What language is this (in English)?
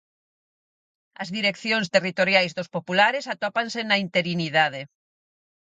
Galician